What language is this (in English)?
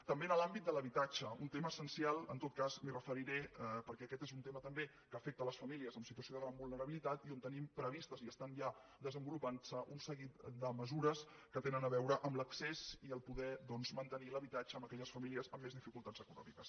Catalan